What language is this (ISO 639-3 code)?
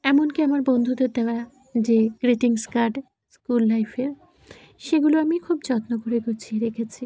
ben